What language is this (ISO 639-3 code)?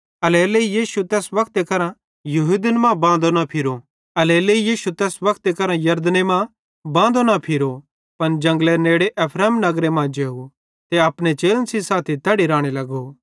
bhd